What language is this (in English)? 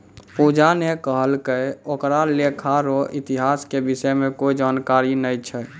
Maithili